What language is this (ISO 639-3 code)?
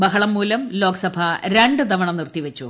mal